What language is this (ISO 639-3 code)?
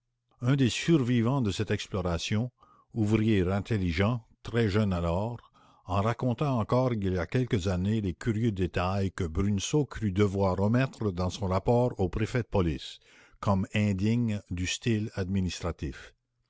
fra